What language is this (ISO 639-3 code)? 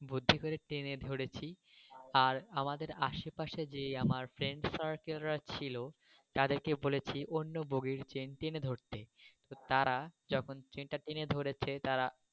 ben